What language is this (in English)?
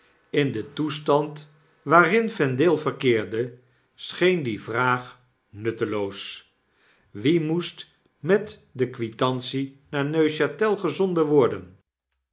Dutch